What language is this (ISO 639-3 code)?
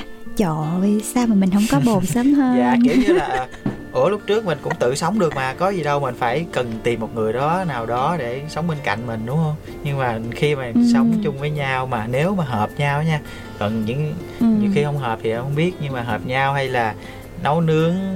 vie